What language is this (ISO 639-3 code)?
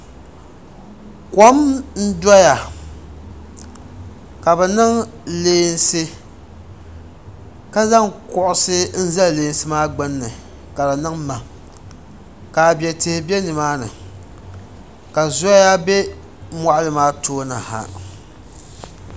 dag